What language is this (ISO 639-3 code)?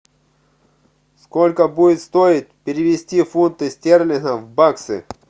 rus